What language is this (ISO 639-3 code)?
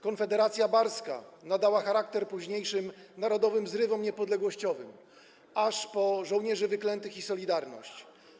pol